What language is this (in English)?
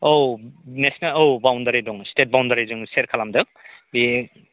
Bodo